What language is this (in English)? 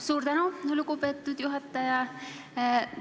Estonian